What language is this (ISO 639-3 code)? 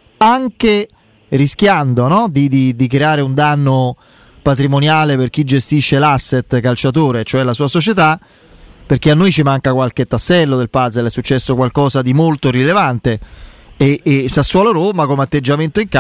ita